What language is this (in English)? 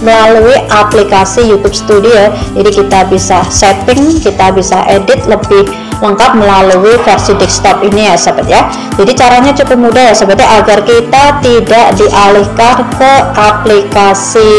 Indonesian